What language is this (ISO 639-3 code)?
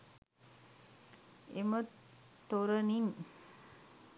sin